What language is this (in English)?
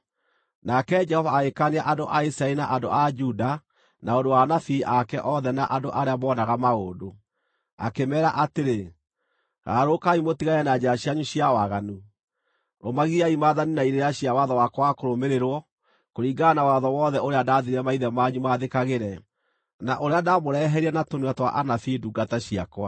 Kikuyu